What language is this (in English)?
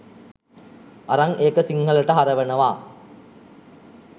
Sinhala